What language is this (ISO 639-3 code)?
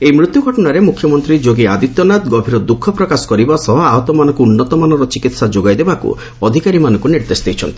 ori